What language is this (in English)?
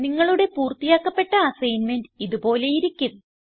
Malayalam